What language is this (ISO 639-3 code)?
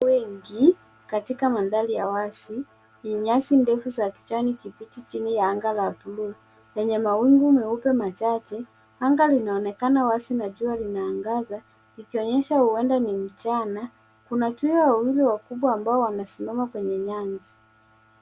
swa